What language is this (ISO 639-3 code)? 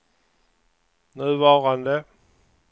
swe